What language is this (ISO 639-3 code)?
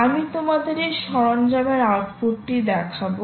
ben